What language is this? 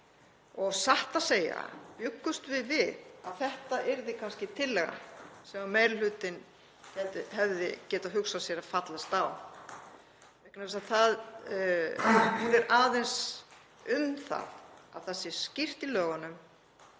Icelandic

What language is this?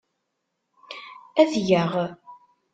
Kabyle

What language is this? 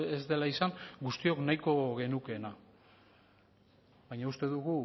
Basque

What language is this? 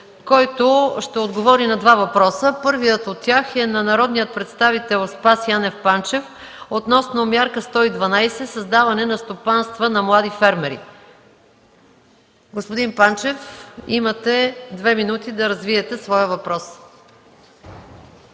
Bulgarian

